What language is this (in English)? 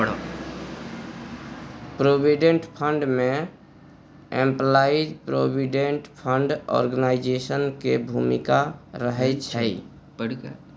Maithili